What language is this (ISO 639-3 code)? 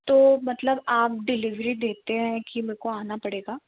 hin